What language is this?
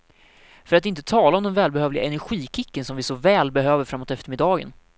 Swedish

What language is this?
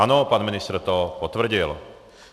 Czech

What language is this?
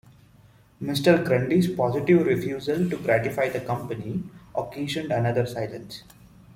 English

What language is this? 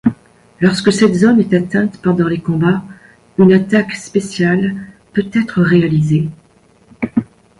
French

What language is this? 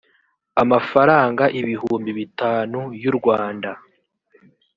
Kinyarwanda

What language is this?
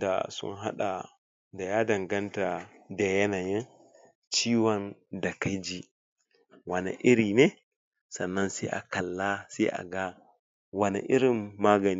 Hausa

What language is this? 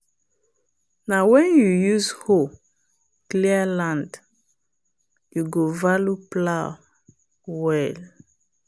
Nigerian Pidgin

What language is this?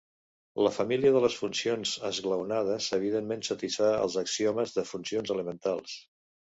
Catalan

